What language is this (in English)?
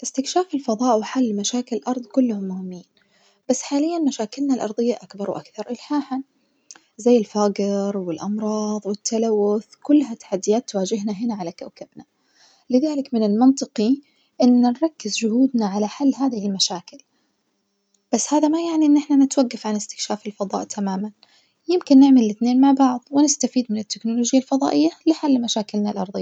Najdi Arabic